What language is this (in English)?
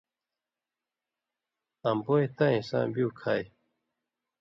Indus Kohistani